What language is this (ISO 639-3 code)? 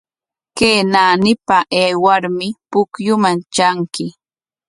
qwa